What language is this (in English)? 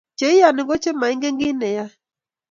Kalenjin